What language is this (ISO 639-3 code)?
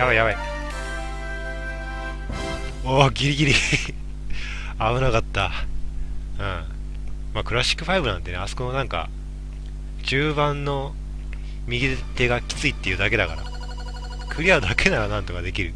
jpn